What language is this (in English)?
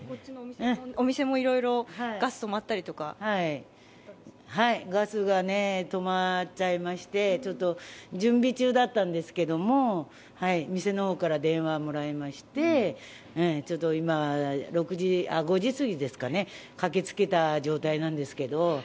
Japanese